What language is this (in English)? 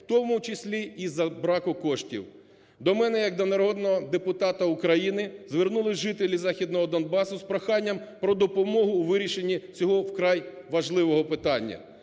Ukrainian